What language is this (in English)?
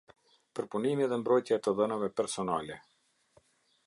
Albanian